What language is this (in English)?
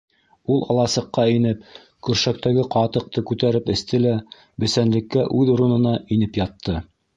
Bashkir